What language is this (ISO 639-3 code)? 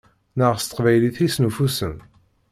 kab